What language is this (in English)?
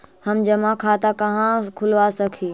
Magahi